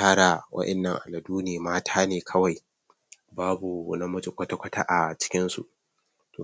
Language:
Hausa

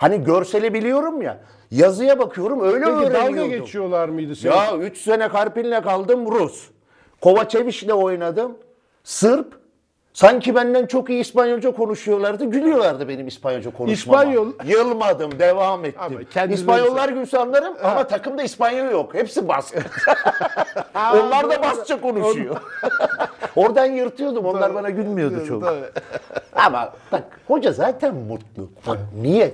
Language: Turkish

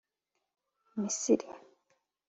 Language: Kinyarwanda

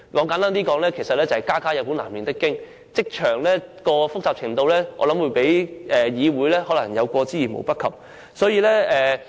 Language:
Cantonese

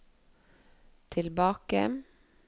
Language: Norwegian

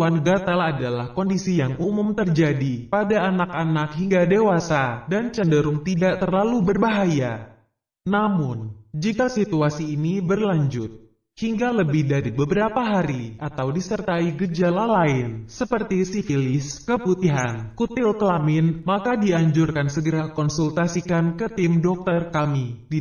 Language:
Indonesian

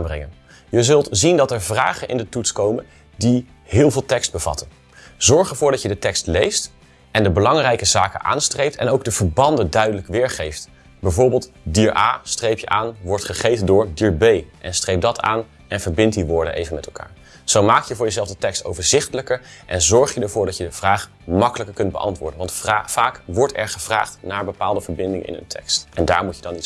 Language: Dutch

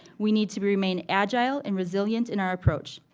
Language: English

